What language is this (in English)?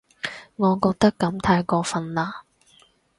Cantonese